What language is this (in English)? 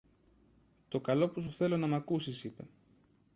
Greek